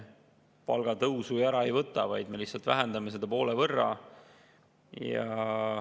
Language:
Estonian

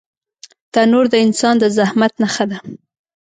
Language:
Pashto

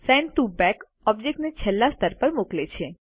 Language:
Gujarati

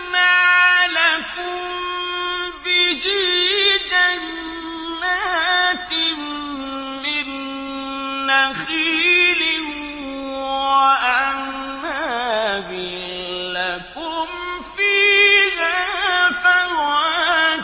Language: Arabic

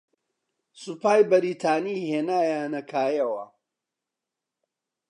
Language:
Central Kurdish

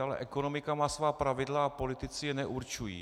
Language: Czech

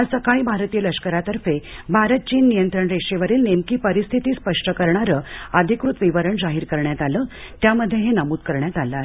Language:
Marathi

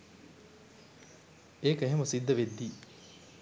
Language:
Sinhala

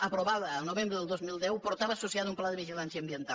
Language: Catalan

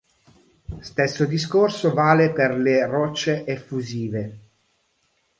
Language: Italian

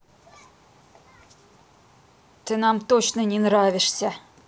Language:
Russian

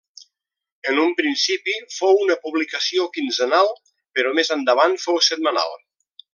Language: Catalan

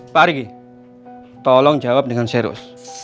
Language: Indonesian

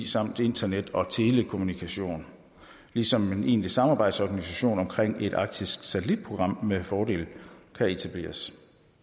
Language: Danish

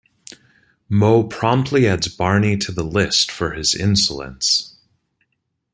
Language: English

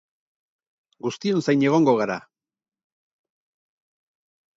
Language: Basque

